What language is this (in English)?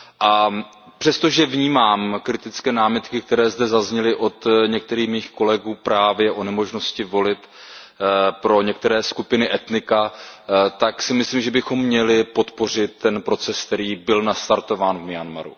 Czech